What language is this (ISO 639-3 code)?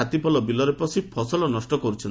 ori